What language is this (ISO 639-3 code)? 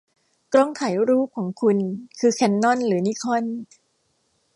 tha